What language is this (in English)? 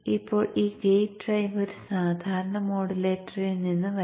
Malayalam